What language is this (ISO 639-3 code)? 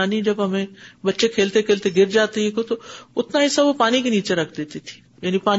urd